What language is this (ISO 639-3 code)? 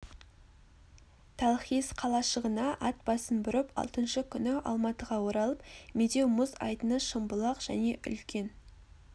kaz